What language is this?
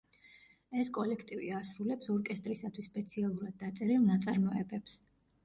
Georgian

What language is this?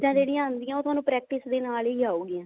Punjabi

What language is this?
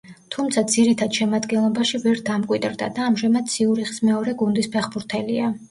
Georgian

